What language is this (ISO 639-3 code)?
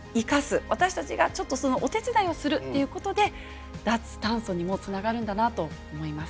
jpn